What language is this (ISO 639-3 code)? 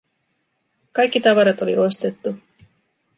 fin